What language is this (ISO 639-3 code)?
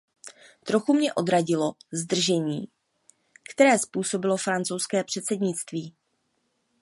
ces